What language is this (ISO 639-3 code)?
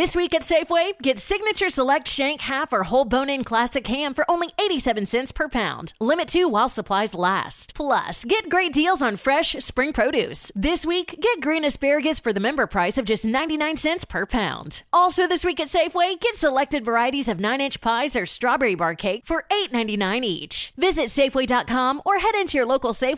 tur